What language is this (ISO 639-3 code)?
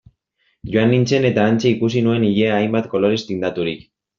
eus